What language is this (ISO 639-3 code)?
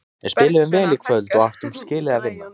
isl